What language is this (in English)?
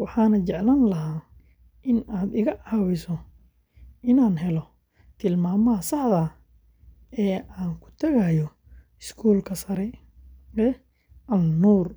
Somali